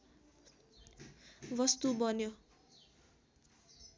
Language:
Nepali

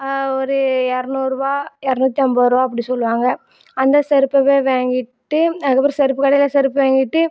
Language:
Tamil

